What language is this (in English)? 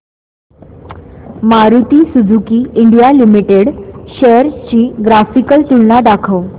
Marathi